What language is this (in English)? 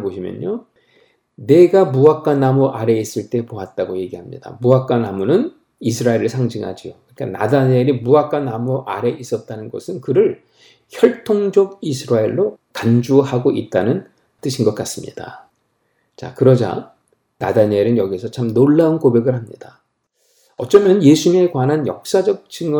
Korean